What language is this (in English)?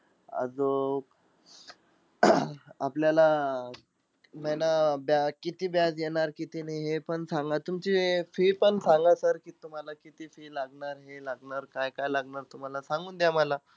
Marathi